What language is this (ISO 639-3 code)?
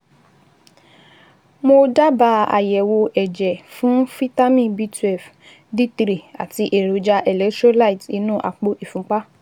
yor